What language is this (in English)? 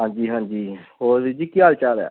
Punjabi